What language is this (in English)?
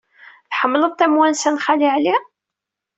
Kabyle